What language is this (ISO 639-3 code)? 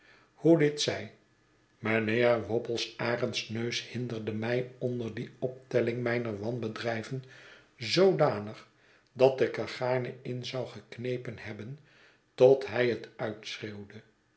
nld